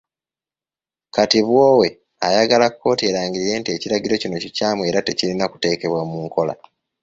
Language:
Ganda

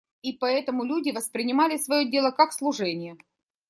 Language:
Russian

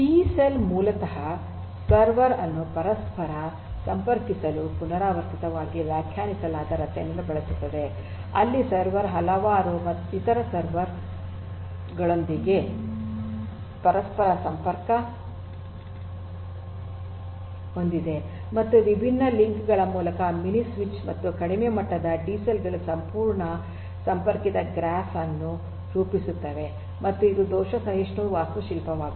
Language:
Kannada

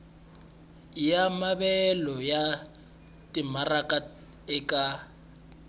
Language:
Tsonga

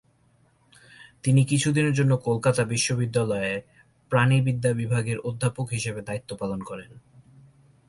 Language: Bangla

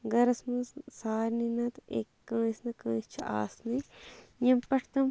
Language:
Kashmiri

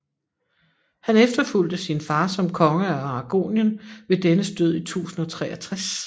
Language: Danish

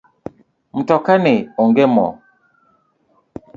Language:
Luo (Kenya and Tanzania)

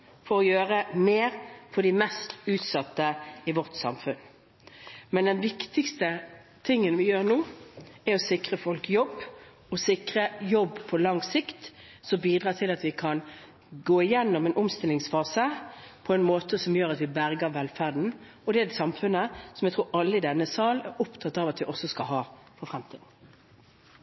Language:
Norwegian Bokmål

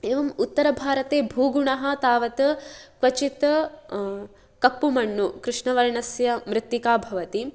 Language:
Sanskrit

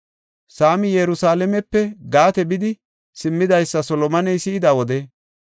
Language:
Gofa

